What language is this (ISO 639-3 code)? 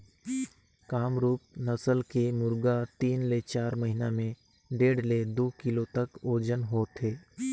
hne